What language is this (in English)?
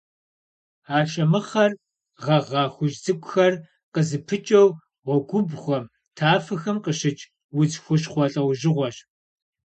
Kabardian